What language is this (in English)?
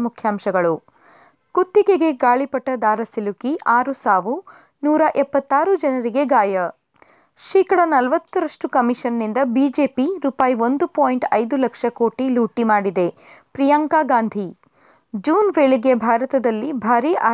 Kannada